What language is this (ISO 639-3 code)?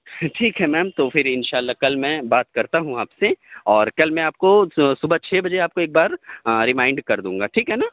urd